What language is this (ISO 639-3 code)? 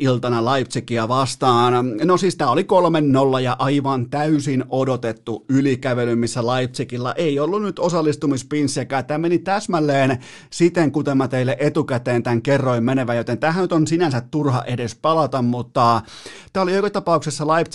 fin